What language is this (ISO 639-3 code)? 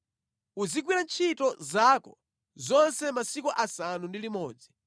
nya